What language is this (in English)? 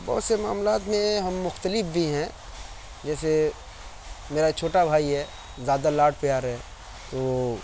Urdu